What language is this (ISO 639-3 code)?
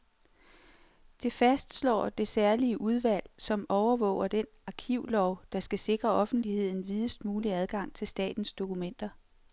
dan